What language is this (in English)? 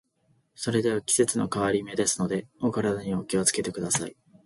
Japanese